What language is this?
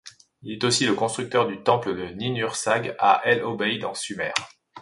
French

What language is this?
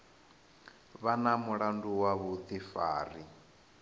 Venda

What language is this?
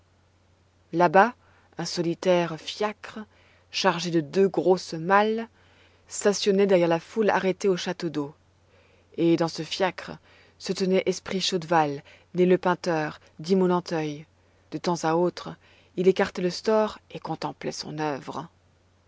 French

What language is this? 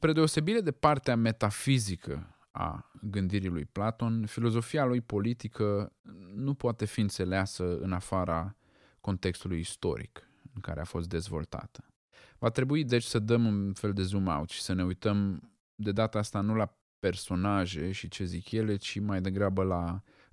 Romanian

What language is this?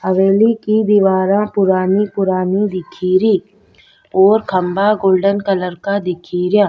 Rajasthani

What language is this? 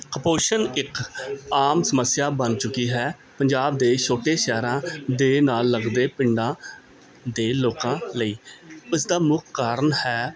Punjabi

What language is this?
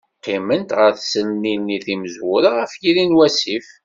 Kabyle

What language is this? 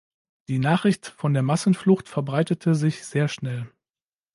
German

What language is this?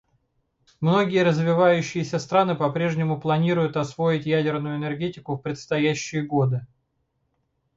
Russian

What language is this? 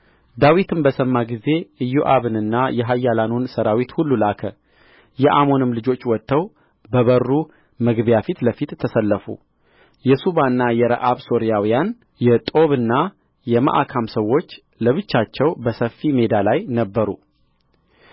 Amharic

